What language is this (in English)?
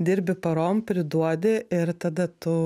Lithuanian